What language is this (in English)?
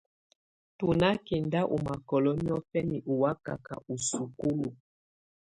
Tunen